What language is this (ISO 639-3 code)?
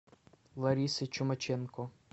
rus